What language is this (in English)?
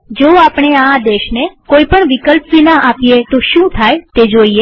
Gujarati